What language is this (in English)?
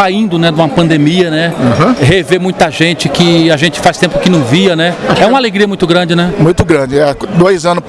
Portuguese